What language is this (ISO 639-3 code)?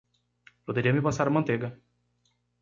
por